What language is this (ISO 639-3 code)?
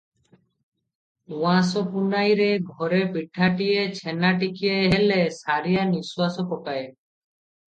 ori